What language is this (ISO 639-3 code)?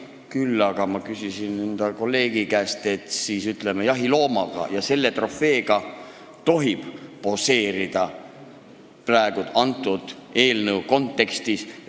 est